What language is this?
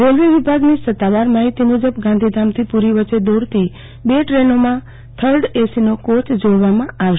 Gujarati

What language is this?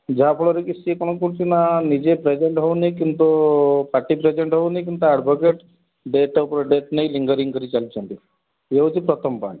Odia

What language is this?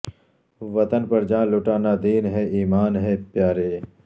Urdu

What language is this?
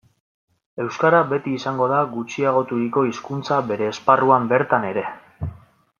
Basque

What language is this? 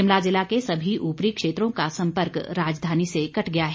Hindi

